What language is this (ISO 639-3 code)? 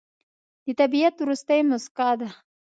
pus